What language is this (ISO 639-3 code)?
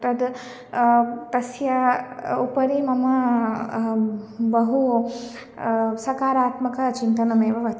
san